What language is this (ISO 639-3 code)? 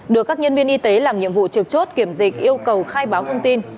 vie